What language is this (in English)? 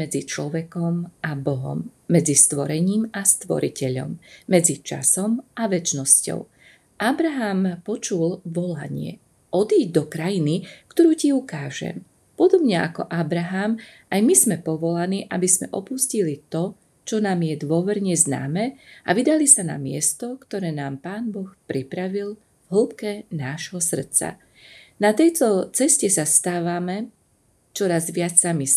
Slovak